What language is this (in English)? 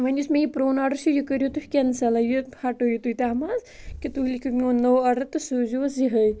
Kashmiri